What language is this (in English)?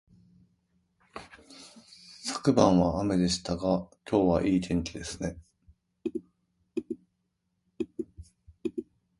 Japanese